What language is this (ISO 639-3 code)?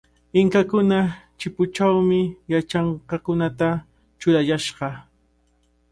qvl